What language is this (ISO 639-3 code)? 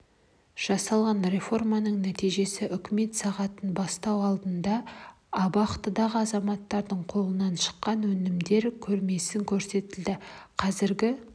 kaz